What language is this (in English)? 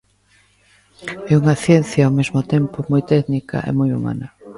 Galician